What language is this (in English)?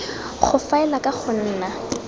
Tswana